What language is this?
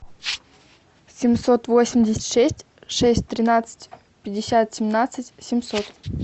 Russian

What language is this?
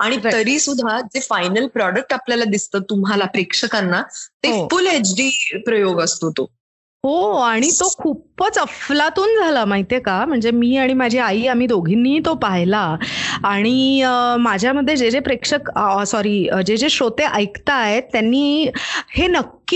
Marathi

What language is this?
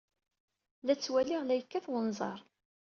Kabyle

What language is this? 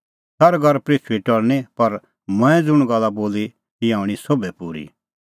Kullu Pahari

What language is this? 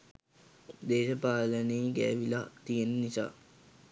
Sinhala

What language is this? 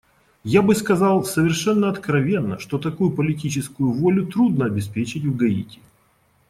Russian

